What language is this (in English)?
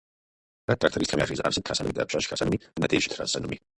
Kabardian